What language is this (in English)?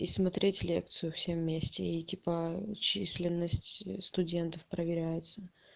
Russian